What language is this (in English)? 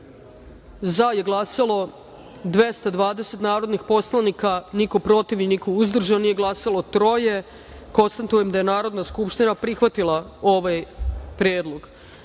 Serbian